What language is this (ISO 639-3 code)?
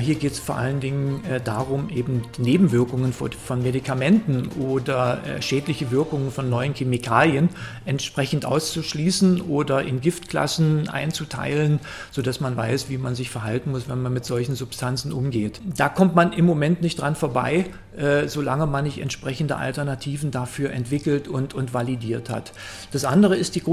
deu